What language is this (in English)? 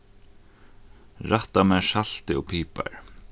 Faroese